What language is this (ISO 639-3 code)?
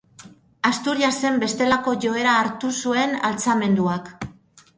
eus